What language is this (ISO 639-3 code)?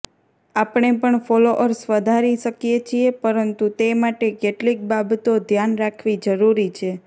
guj